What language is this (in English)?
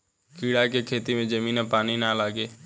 Bhojpuri